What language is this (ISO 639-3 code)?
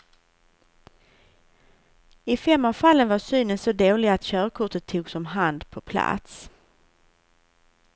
swe